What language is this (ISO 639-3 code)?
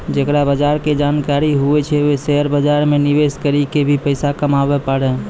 mai